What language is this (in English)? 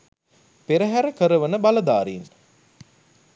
Sinhala